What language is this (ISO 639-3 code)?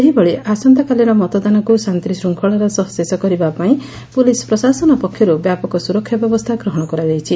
ori